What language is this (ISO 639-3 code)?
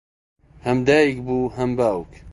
ckb